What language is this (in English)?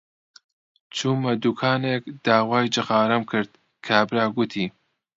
Central Kurdish